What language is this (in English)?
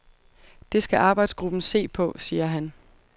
Danish